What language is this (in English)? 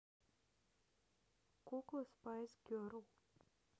Russian